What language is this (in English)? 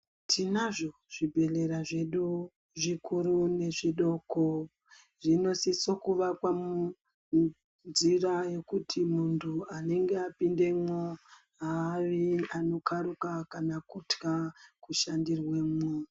Ndau